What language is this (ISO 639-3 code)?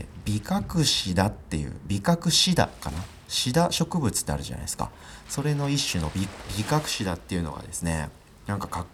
jpn